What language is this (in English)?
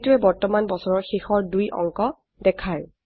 Assamese